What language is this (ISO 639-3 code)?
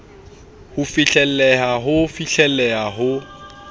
sot